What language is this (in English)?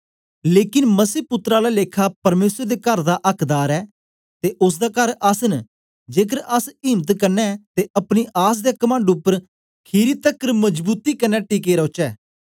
Dogri